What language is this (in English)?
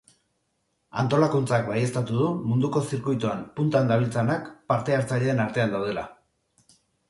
Basque